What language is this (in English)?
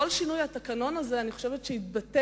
Hebrew